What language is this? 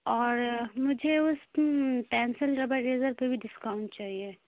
Urdu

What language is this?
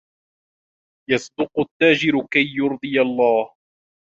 Arabic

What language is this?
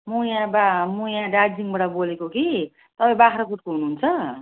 Nepali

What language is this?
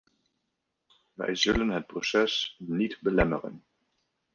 Dutch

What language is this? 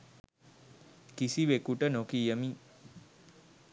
Sinhala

